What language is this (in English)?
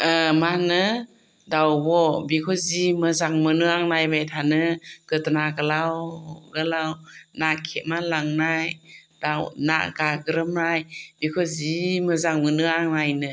Bodo